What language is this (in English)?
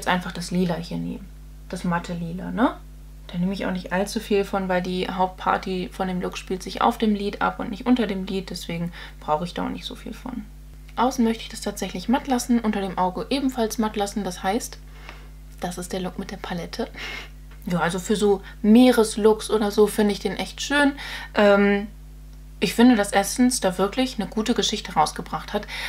German